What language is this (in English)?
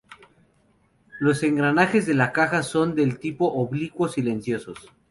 Spanish